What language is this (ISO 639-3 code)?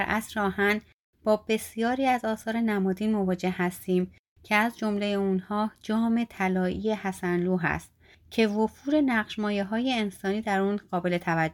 fas